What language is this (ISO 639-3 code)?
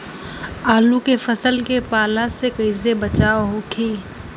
bho